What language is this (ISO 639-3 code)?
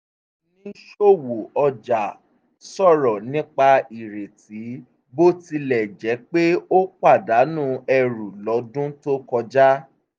yor